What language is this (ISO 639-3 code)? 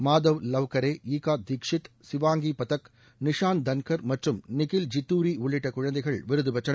tam